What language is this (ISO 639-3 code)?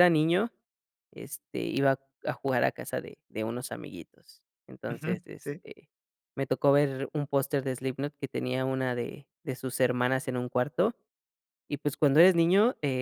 spa